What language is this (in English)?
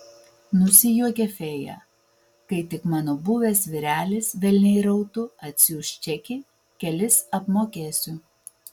Lithuanian